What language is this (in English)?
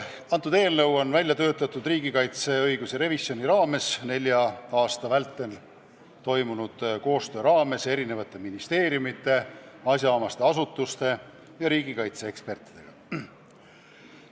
Estonian